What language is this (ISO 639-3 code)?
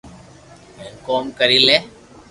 lrk